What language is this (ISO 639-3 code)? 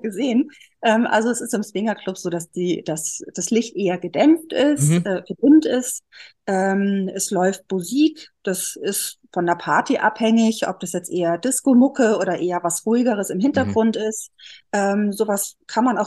deu